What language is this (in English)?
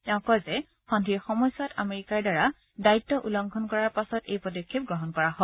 Assamese